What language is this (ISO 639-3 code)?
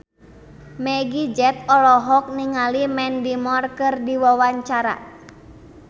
sun